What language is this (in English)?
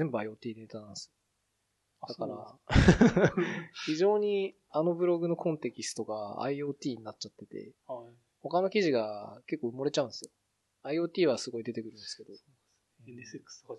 Japanese